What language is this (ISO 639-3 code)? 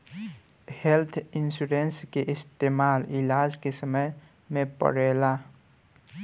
bho